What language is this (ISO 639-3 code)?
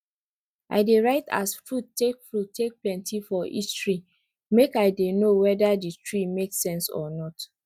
pcm